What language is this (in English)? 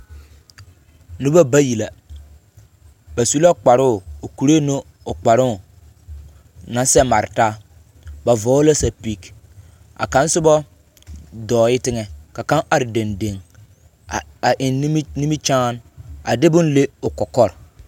Southern Dagaare